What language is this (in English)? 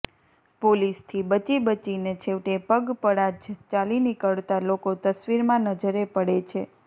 Gujarati